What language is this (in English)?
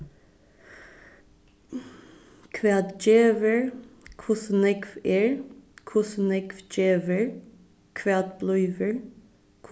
Faroese